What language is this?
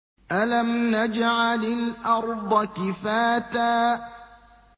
Arabic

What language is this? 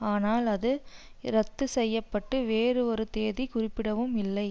Tamil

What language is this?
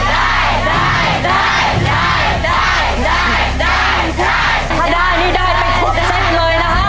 Thai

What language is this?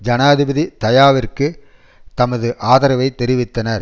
Tamil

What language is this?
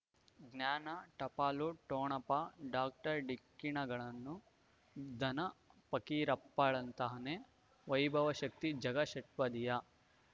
Kannada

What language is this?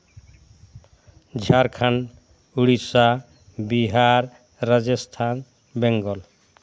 Santali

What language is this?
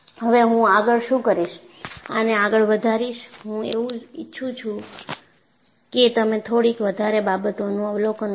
Gujarati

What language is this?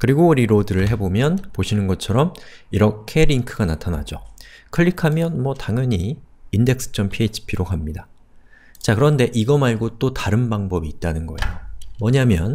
Korean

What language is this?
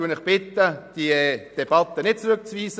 Swiss German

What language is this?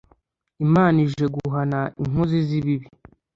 Kinyarwanda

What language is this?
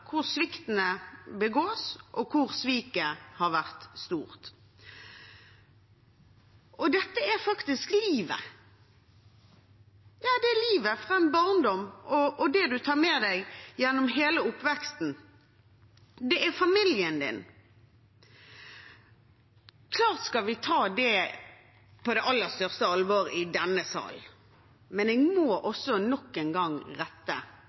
Norwegian Bokmål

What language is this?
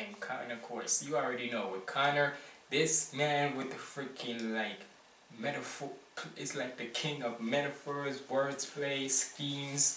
English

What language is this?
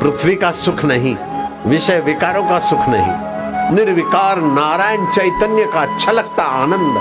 Hindi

